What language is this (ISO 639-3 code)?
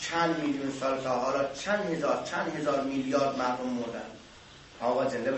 fas